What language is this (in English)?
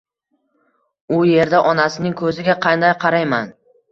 Uzbek